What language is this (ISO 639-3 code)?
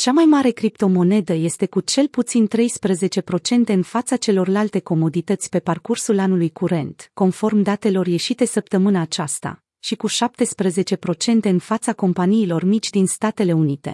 ron